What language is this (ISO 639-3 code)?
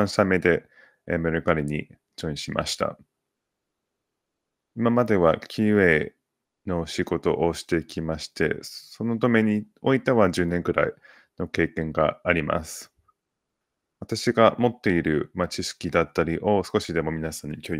jpn